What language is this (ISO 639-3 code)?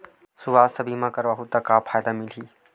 hne